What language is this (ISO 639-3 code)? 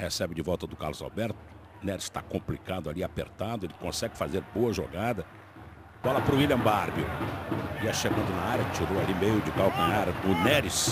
por